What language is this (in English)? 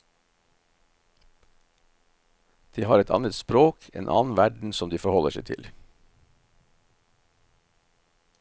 Norwegian